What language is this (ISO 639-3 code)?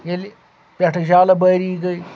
kas